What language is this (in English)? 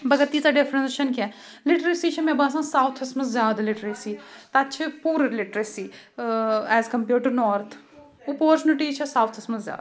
Kashmiri